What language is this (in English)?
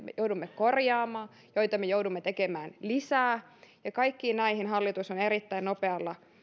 Finnish